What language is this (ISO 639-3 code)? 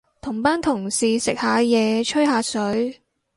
yue